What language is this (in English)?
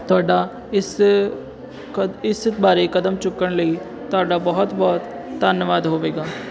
Punjabi